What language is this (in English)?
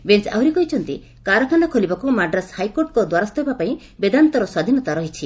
Odia